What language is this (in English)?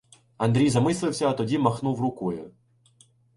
Ukrainian